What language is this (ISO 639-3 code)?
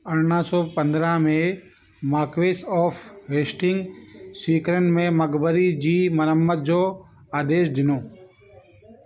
snd